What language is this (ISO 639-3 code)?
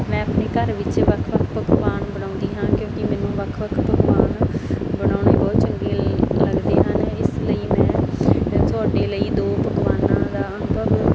pan